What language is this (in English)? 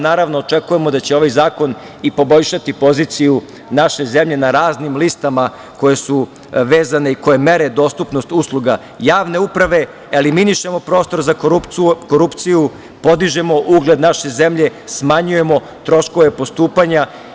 Serbian